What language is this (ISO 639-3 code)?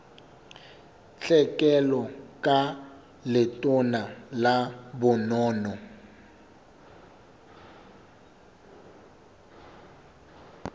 sot